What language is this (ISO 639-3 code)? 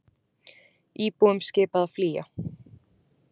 isl